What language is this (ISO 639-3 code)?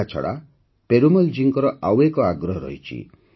ori